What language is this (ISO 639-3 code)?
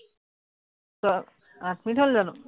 asm